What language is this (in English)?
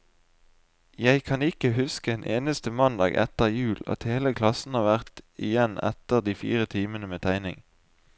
Norwegian